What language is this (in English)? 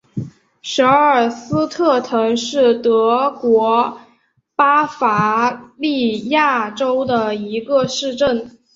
Chinese